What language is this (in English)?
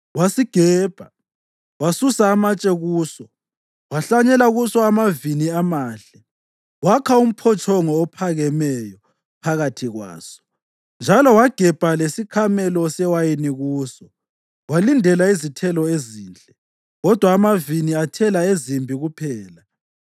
North Ndebele